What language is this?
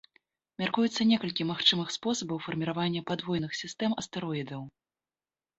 Belarusian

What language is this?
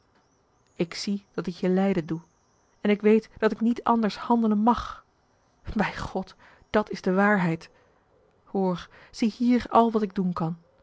Dutch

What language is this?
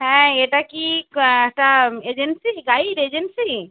Bangla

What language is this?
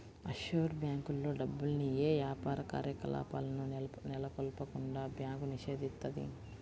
Telugu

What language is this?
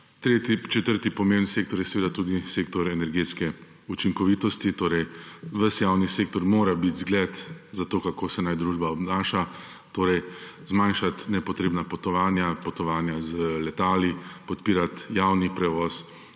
Slovenian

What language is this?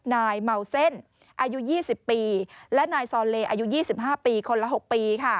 Thai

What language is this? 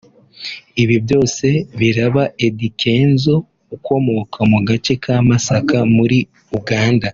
Kinyarwanda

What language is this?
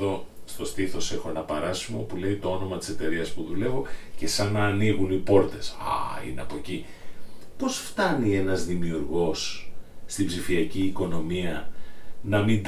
Greek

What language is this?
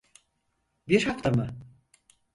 Turkish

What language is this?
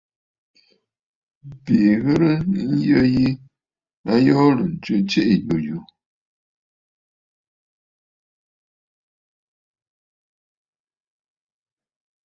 Bafut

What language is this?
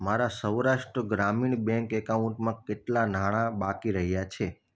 Gujarati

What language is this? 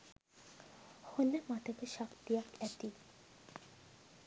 Sinhala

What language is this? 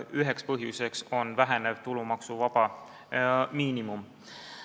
Estonian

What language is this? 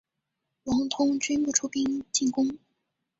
Chinese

